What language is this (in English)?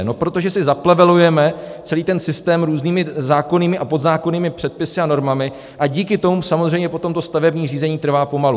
Czech